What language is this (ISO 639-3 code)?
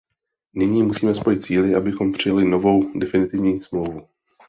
ces